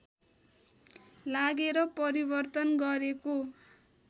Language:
Nepali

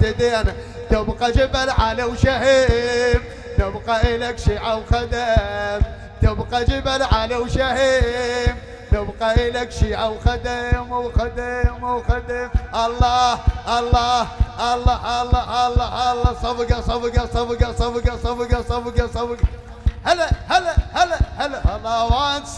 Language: Arabic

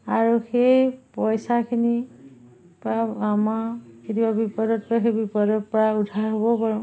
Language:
Assamese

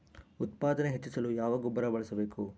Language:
Kannada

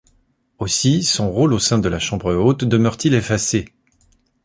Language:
French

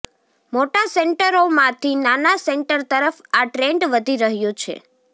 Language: Gujarati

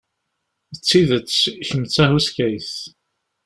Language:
Kabyle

